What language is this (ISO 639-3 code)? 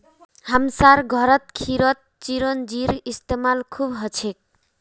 mag